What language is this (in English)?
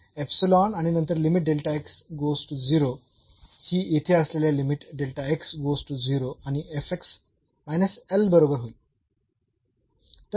Marathi